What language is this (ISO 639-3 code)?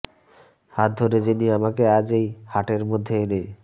ben